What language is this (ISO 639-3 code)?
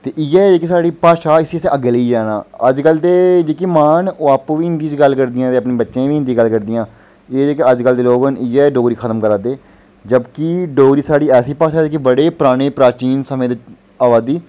doi